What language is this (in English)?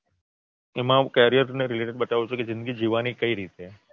Gujarati